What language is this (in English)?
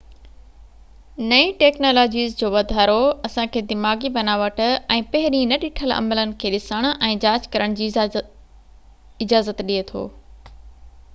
Sindhi